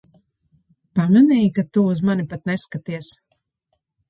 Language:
Latvian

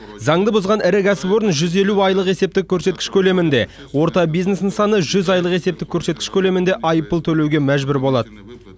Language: Kazakh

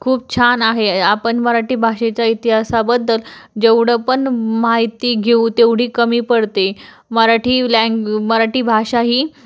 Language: Marathi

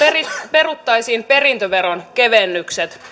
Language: Finnish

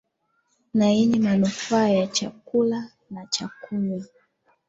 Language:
Swahili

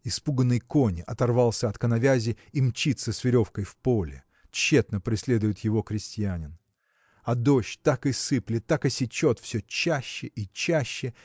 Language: Russian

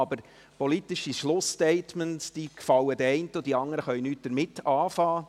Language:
Swiss German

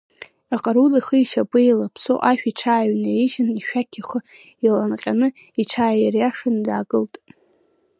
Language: Abkhazian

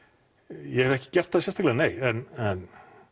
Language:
Icelandic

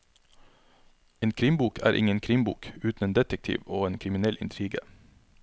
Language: Norwegian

